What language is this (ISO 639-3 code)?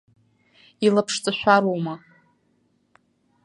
abk